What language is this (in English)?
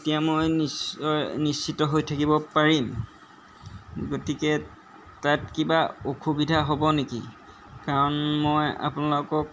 Assamese